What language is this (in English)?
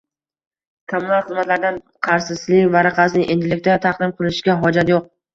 Uzbek